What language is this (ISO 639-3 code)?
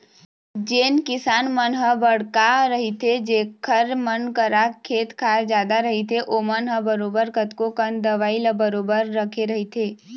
hne